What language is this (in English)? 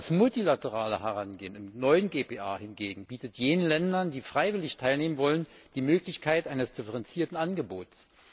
German